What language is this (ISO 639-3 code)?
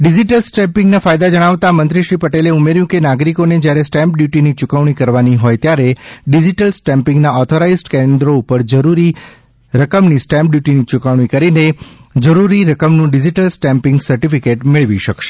guj